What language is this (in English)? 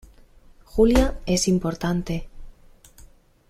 Spanish